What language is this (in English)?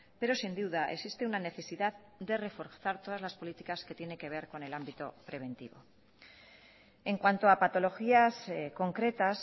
Spanish